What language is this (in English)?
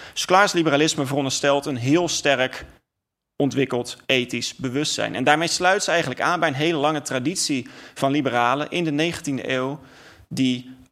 Dutch